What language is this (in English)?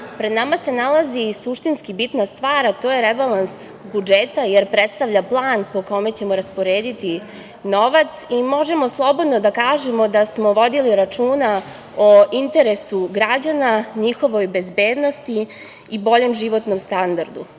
Serbian